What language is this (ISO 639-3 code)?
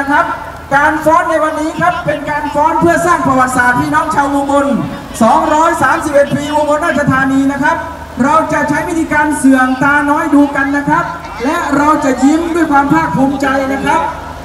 tha